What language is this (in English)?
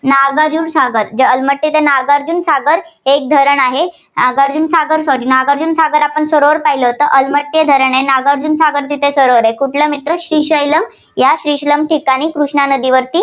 Marathi